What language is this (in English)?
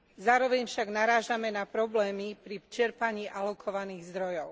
Slovak